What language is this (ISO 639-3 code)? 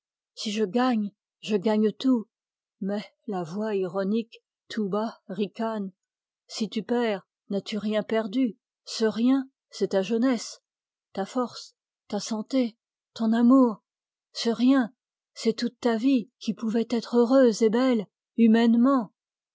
fra